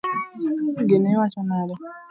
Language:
Luo (Kenya and Tanzania)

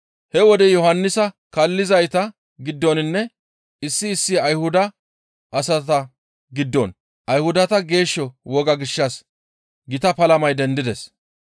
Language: Gamo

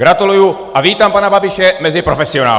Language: Czech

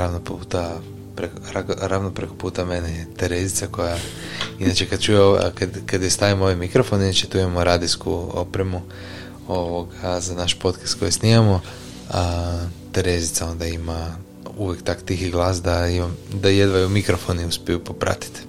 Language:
Croatian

